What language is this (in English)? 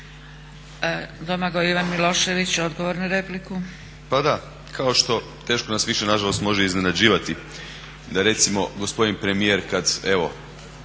Croatian